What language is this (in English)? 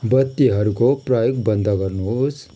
Nepali